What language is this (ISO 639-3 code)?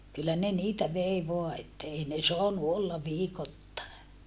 fin